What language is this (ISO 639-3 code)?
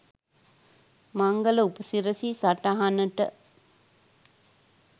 sin